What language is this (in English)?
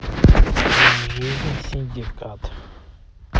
Russian